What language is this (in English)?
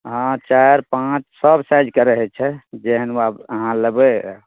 Maithili